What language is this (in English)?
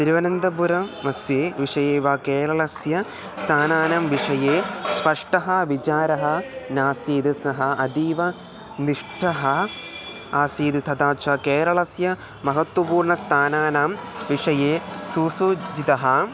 Sanskrit